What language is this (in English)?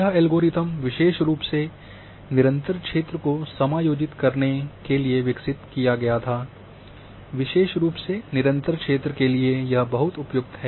Hindi